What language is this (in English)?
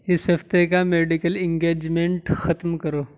Urdu